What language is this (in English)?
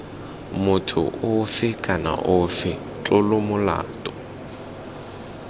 Tswana